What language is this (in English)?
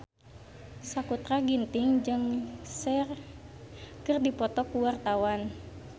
Sundanese